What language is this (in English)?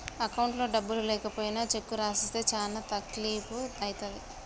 Telugu